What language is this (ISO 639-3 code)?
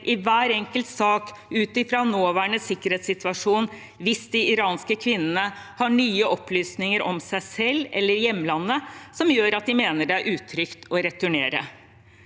nor